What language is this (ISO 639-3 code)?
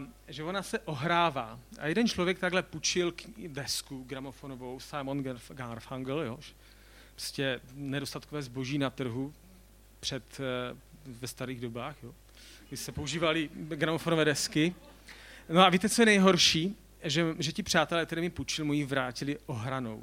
ces